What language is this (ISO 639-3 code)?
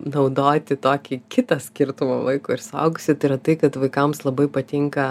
lit